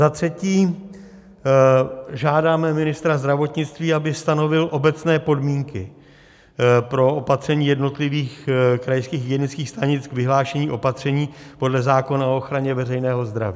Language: Czech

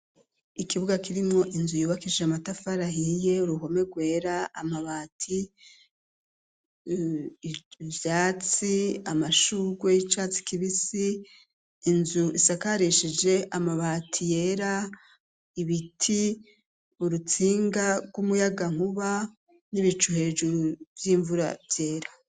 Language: Rundi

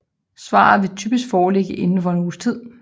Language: Danish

